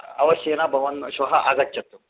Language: Sanskrit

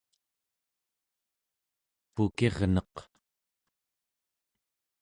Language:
Central Yupik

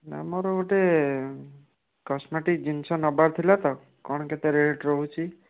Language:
Odia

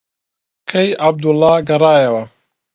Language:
Central Kurdish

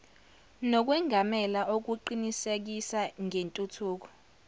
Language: Zulu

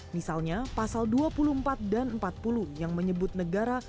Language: Indonesian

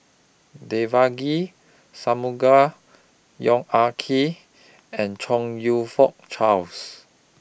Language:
English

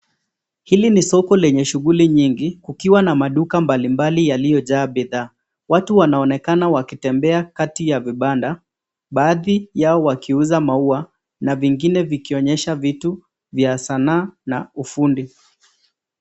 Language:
Swahili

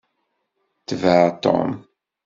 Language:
Kabyle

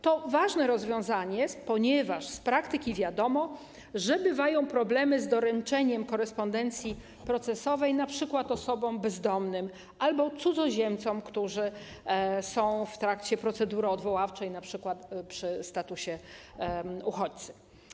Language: Polish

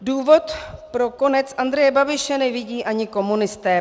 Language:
Czech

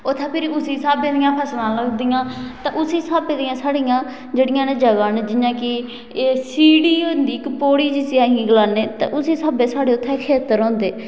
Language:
Dogri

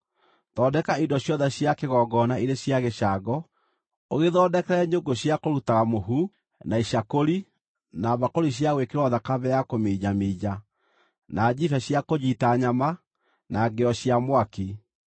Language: Kikuyu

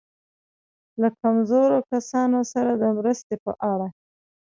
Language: Pashto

